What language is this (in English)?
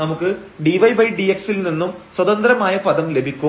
Malayalam